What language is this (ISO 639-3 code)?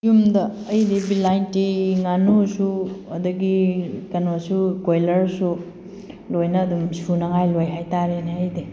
mni